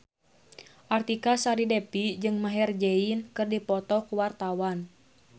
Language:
Sundanese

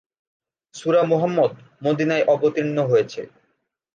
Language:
Bangla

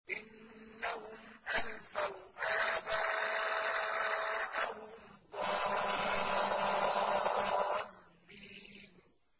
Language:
Arabic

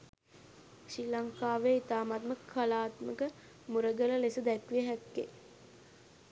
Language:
Sinhala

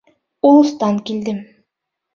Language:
Bashkir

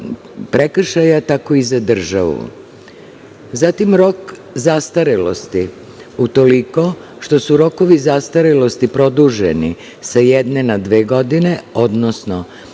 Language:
Serbian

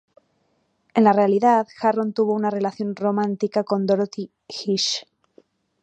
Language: Spanish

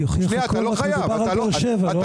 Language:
Hebrew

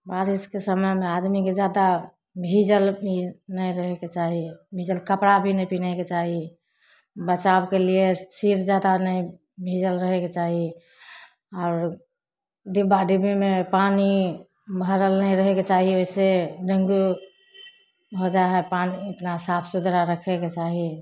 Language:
Maithili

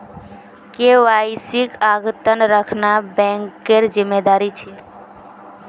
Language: Magahi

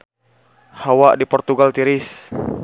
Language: Sundanese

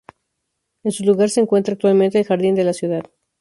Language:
Spanish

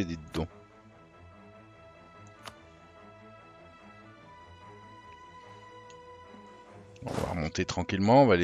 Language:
French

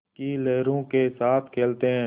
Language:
Hindi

